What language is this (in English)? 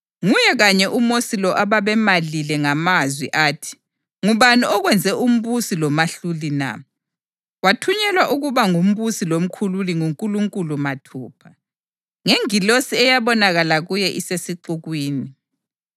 North Ndebele